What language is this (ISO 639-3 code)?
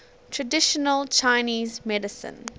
eng